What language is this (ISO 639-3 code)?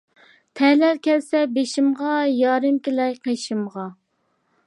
uig